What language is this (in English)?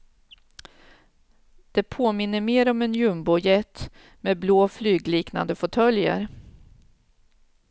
Swedish